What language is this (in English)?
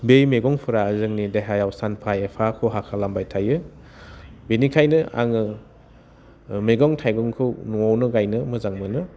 Bodo